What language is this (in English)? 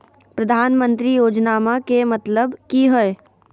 Magahi